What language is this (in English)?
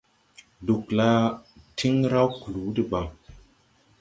Tupuri